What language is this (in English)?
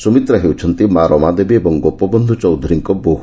Odia